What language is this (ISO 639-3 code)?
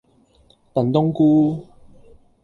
yue